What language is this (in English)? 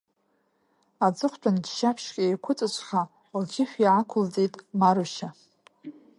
Abkhazian